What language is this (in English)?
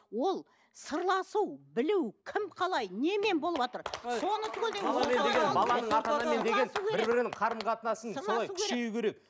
Kazakh